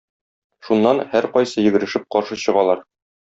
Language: Tatar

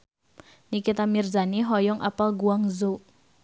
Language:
Sundanese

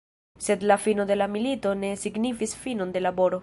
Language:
Esperanto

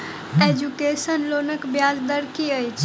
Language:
Maithili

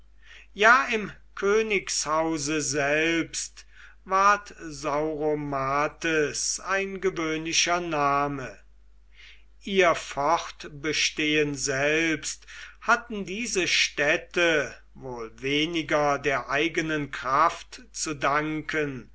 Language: German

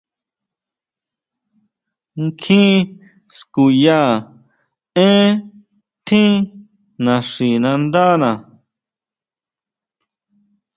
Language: Huautla Mazatec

